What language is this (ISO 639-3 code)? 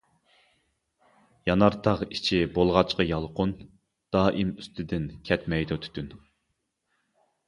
uig